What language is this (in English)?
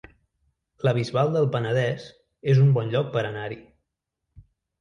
Catalan